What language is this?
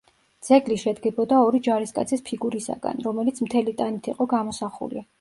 Georgian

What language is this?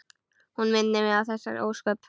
Icelandic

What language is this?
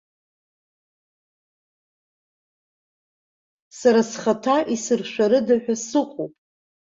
Abkhazian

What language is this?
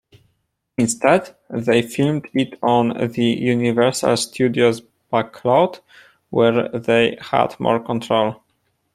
English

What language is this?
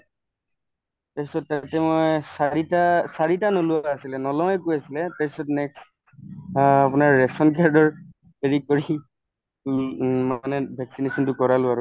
Assamese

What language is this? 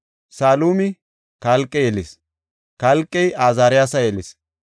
Gofa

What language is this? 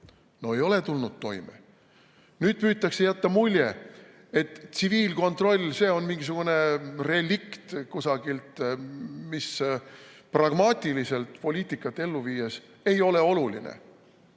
Estonian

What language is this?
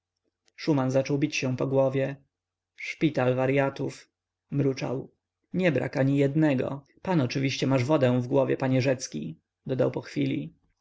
Polish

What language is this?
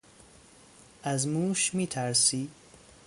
Persian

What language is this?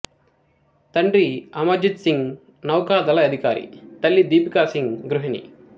Telugu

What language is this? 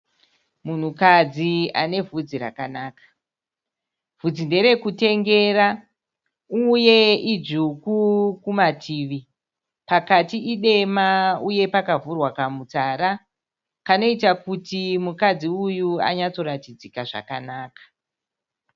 Shona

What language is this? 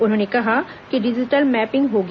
Hindi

